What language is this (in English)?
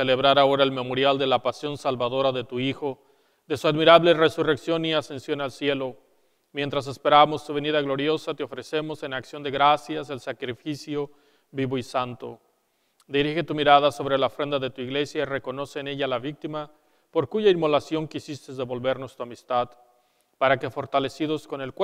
Spanish